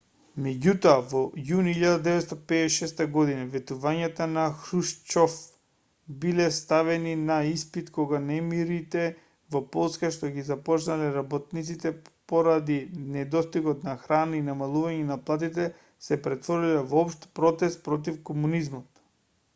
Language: Macedonian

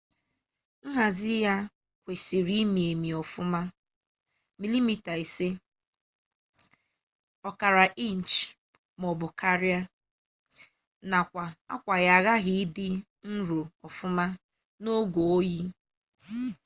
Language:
Igbo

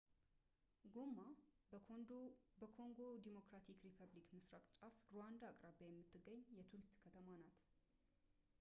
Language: Amharic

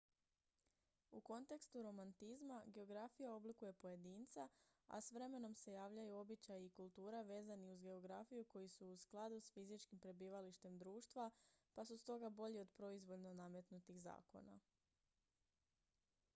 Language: Croatian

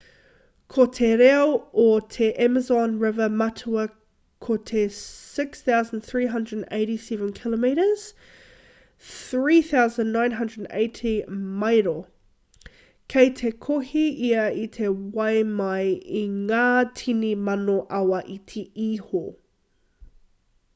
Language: Māori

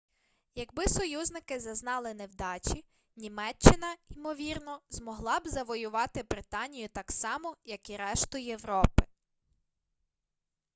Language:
Ukrainian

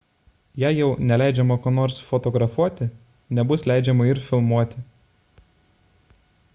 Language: Lithuanian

